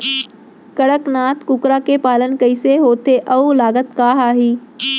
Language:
Chhattisgarhi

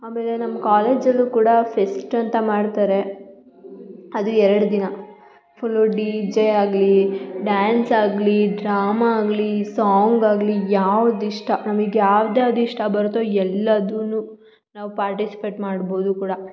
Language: Kannada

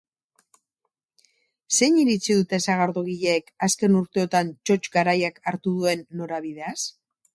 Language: Basque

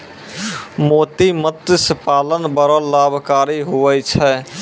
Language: Maithili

